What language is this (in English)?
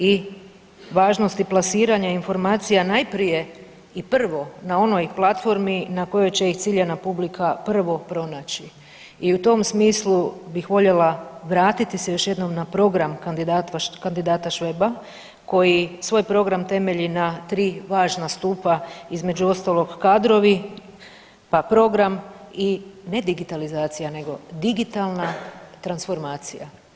Croatian